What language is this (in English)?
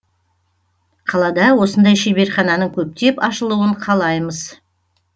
Kazakh